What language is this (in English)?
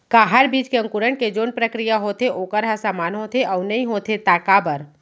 Chhattisgarhi